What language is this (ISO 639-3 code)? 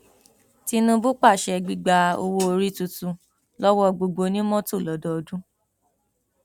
yor